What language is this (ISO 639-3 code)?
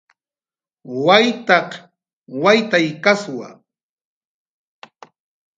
jqr